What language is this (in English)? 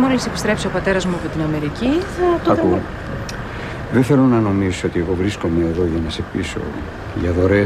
Greek